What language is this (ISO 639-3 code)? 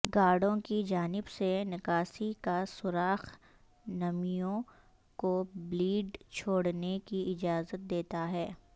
urd